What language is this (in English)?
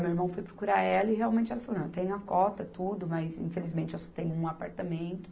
Portuguese